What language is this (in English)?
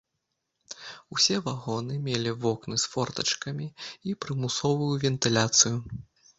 Belarusian